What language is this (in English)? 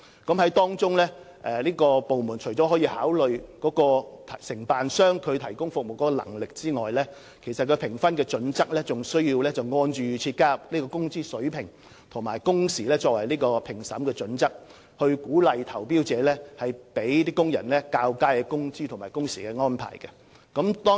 Cantonese